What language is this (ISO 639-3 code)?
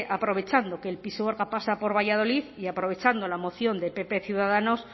spa